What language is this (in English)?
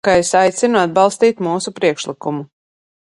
Latvian